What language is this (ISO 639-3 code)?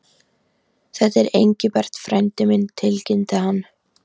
isl